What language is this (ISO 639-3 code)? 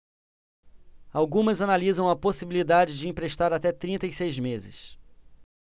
por